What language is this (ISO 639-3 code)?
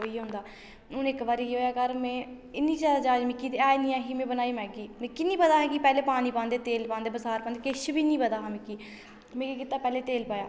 doi